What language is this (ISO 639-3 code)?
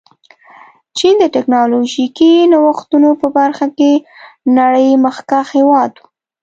pus